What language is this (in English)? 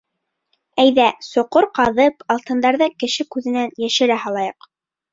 Bashkir